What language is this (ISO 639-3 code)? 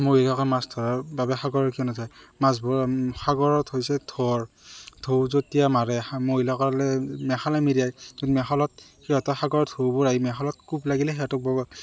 asm